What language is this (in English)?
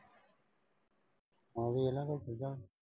Punjabi